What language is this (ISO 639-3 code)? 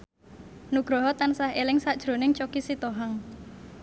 jav